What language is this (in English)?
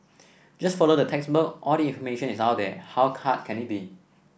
English